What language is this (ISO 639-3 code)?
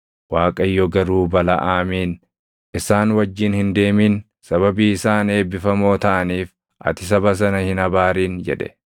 orm